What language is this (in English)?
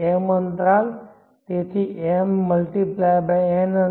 Gujarati